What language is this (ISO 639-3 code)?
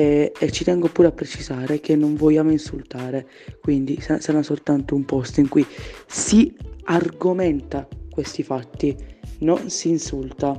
ita